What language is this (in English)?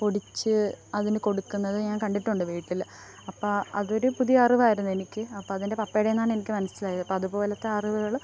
Malayalam